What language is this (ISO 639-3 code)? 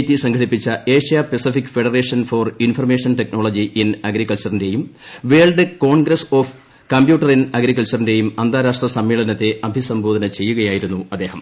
mal